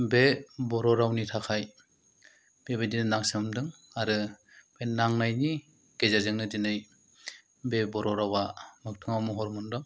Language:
Bodo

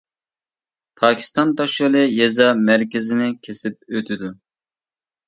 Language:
Uyghur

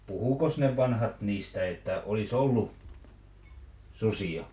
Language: Finnish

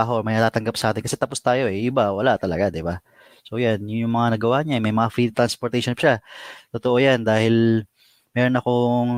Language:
Filipino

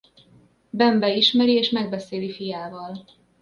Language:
Hungarian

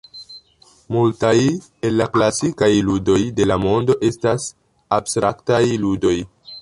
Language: Esperanto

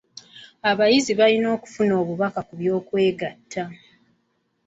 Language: Ganda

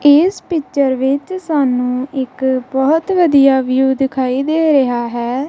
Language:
Punjabi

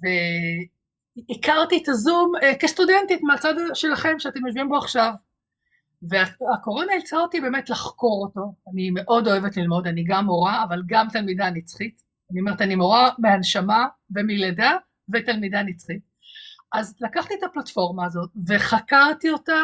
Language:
Hebrew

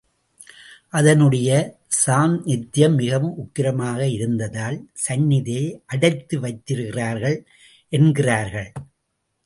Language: Tamil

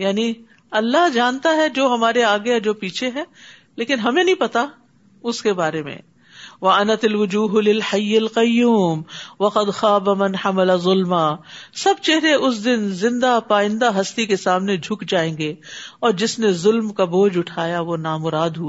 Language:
Urdu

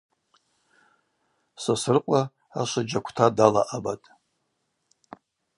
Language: Abaza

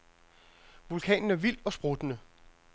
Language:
Danish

